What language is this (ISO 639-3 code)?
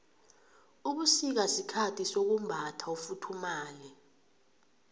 nbl